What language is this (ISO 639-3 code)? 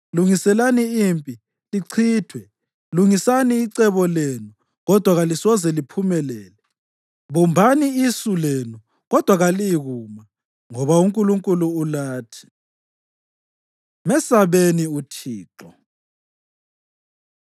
nde